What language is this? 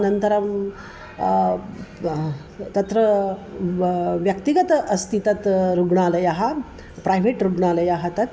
Sanskrit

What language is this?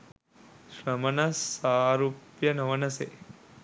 Sinhala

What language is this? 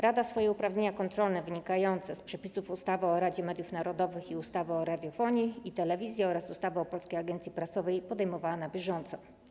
Polish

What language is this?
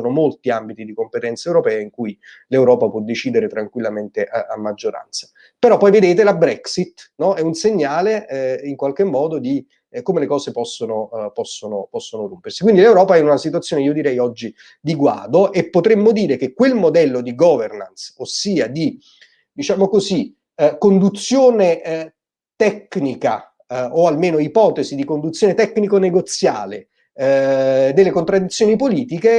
Italian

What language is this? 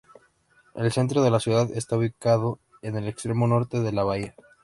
Spanish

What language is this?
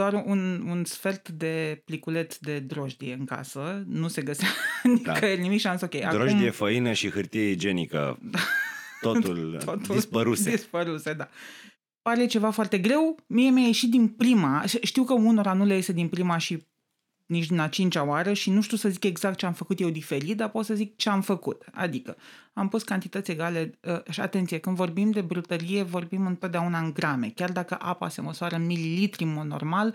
Romanian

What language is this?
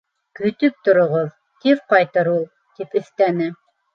Bashkir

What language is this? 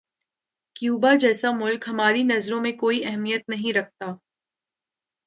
Urdu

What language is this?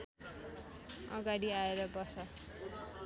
Nepali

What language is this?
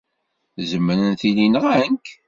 Kabyle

